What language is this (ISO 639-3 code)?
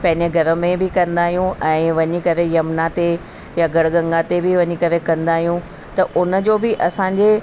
snd